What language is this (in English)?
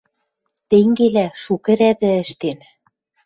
Western Mari